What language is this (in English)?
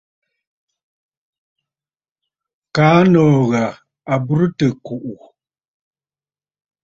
Bafut